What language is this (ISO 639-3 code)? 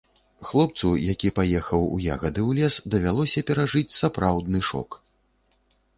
bel